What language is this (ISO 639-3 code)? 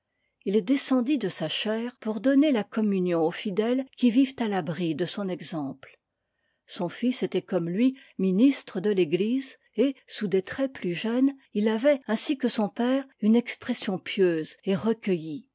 fra